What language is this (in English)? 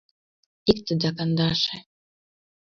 Mari